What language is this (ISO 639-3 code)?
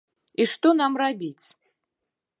bel